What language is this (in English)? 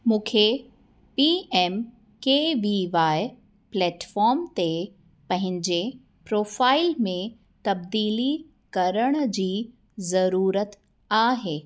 Sindhi